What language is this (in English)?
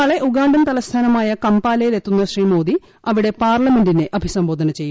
Malayalam